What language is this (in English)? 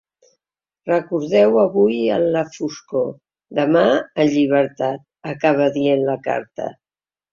Catalan